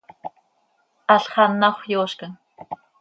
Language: Seri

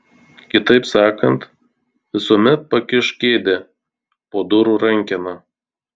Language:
Lithuanian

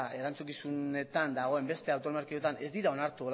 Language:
Basque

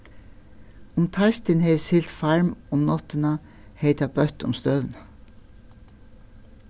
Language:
Faroese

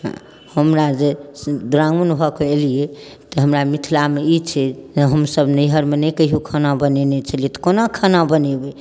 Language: Maithili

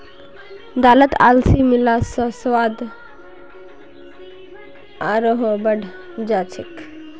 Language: Magahi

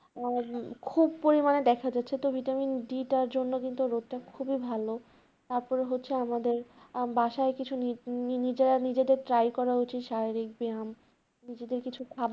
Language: Bangla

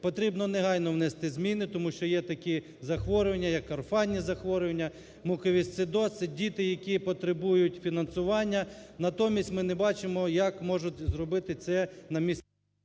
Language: Ukrainian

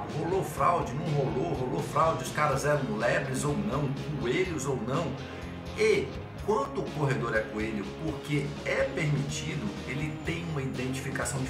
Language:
Portuguese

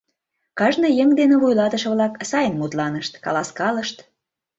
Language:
Mari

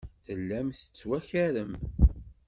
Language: Kabyle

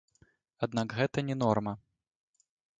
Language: Belarusian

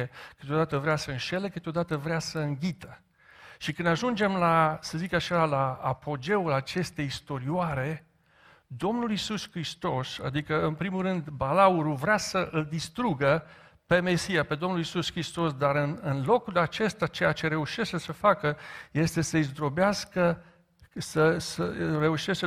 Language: Romanian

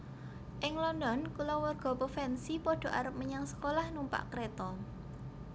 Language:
Javanese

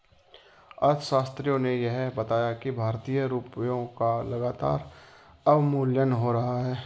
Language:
Hindi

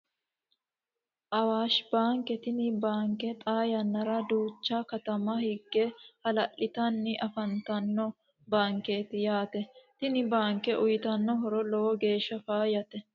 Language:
Sidamo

